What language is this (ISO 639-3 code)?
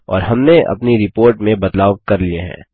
hin